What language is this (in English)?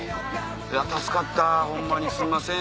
Japanese